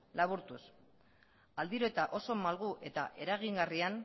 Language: Basque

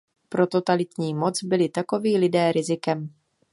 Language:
Czech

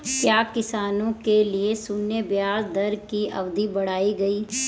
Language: Hindi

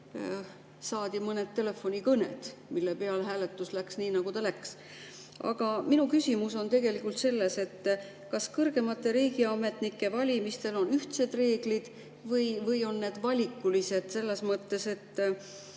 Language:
Estonian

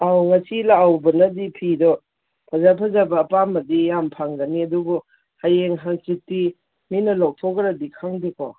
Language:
Manipuri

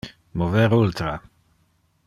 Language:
Interlingua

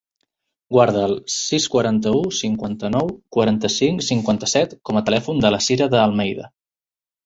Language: Catalan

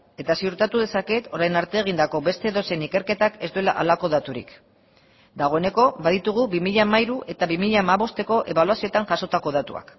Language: Basque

